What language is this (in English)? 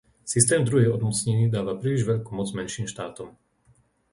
Slovak